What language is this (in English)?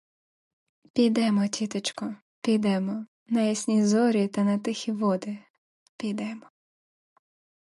Ukrainian